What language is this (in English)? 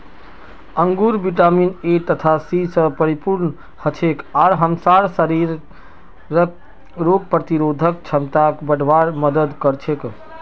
Magahi